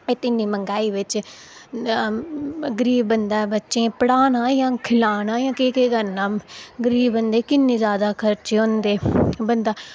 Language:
Dogri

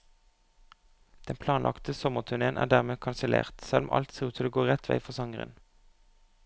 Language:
Norwegian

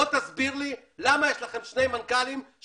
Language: Hebrew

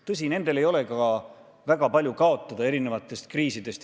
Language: Estonian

